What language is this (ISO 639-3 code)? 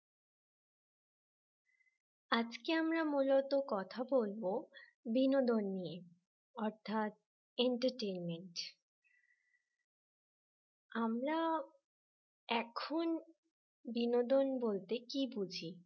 ben